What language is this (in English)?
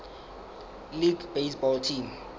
Southern Sotho